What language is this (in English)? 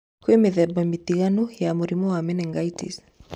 Kikuyu